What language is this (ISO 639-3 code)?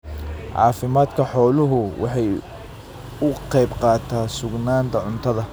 som